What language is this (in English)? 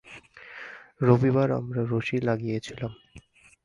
Bangla